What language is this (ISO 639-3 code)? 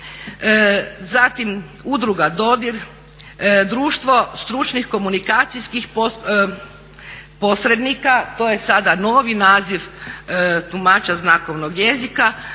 hrv